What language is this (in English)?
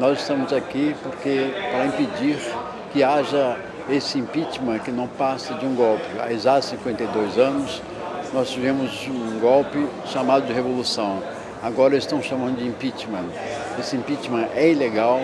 Portuguese